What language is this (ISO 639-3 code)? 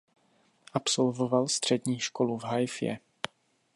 ces